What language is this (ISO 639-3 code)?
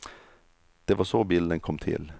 swe